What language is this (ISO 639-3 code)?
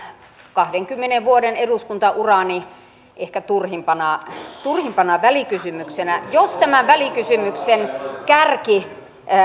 fin